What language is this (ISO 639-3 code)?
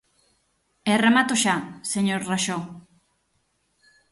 glg